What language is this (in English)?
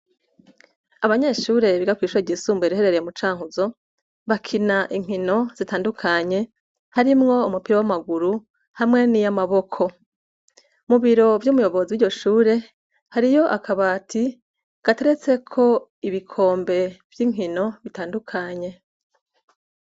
Rundi